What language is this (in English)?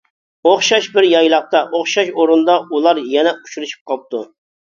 Uyghur